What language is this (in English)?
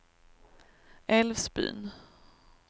Swedish